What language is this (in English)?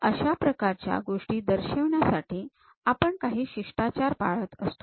Marathi